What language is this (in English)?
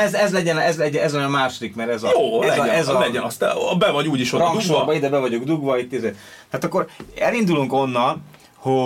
Hungarian